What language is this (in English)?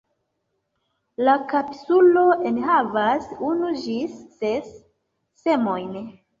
Esperanto